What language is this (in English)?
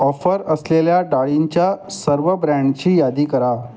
Marathi